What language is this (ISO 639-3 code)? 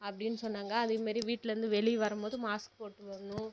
tam